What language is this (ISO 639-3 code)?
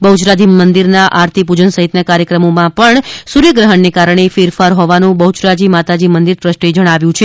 guj